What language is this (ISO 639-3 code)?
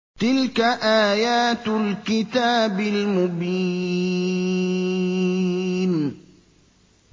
ara